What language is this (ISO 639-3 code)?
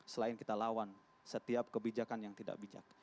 ind